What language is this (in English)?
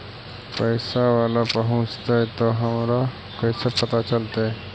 Magahi